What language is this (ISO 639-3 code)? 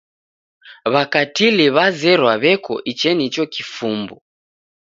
dav